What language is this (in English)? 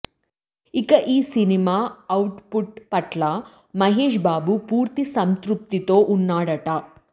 Telugu